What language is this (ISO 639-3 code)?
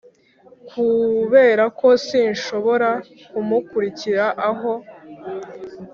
kin